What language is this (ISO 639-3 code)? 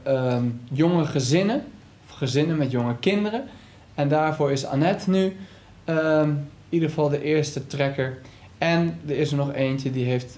nld